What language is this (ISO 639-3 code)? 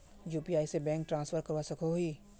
mag